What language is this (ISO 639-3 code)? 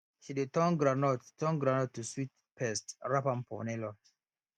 pcm